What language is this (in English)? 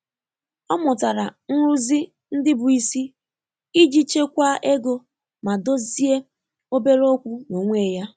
Igbo